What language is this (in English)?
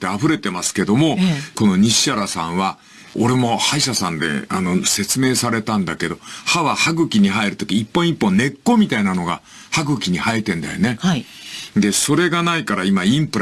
Japanese